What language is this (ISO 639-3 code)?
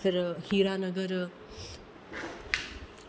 doi